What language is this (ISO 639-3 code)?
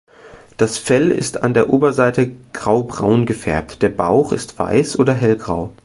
deu